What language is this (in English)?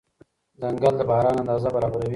Pashto